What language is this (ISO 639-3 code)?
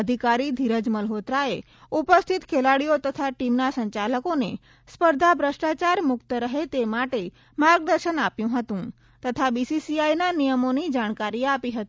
guj